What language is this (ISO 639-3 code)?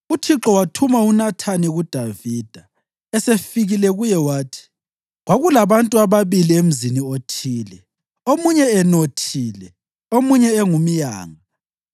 nde